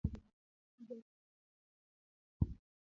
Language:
Luo (Kenya and Tanzania)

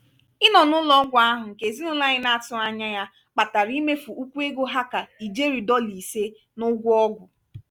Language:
Igbo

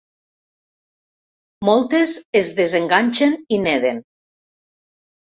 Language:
Catalan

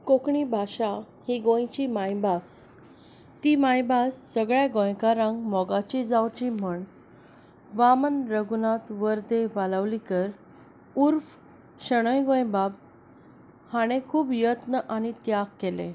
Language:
Konkani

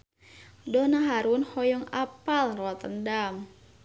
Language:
Sundanese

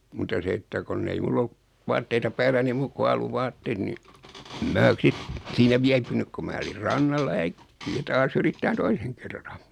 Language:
Finnish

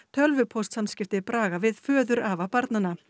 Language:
Icelandic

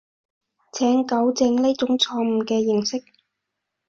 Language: Cantonese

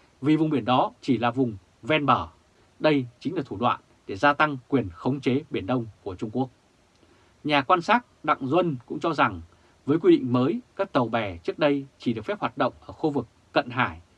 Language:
Vietnamese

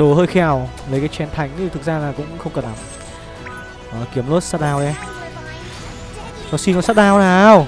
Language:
Vietnamese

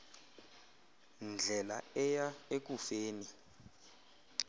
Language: Xhosa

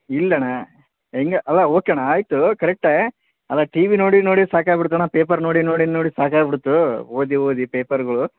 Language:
Kannada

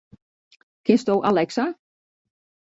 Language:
Western Frisian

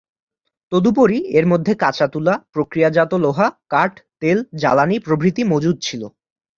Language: Bangla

